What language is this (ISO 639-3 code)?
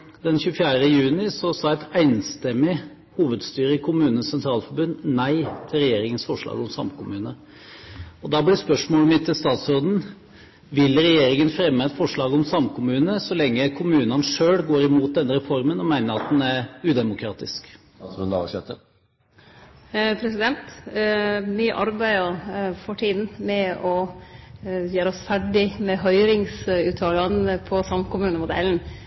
nor